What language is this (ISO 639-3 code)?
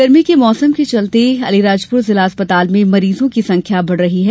hin